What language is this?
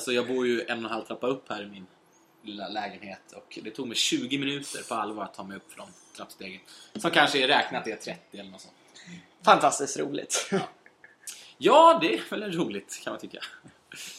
Swedish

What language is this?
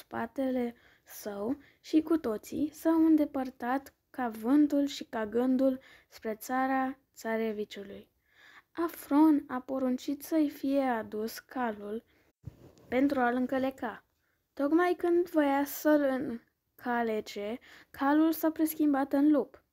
Romanian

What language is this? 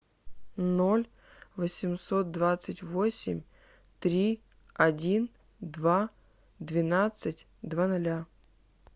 Russian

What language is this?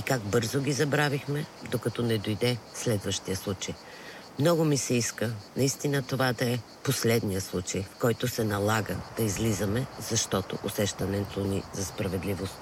Bulgarian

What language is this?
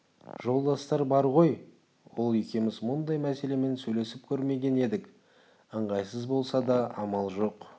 Kazakh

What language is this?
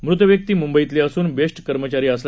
Marathi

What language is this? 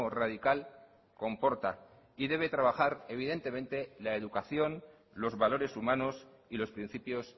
Spanish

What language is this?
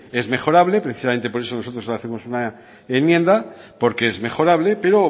Spanish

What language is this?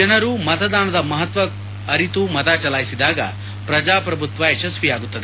Kannada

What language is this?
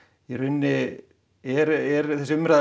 Icelandic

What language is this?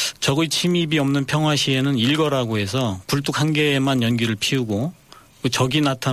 Korean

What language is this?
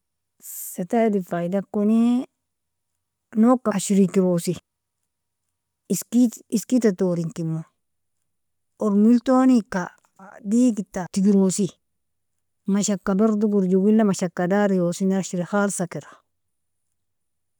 Nobiin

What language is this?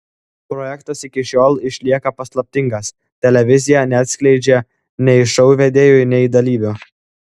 Lithuanian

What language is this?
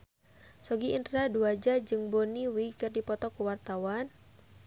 Sundanese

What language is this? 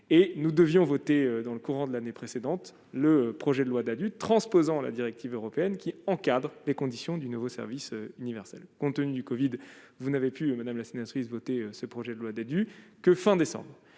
French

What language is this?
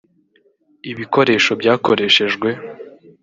Kinyarwanda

